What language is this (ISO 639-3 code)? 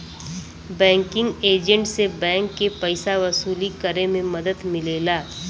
bho